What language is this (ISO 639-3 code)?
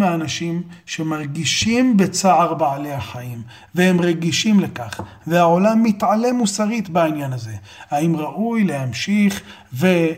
heb